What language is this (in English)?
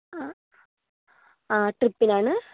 Malayalam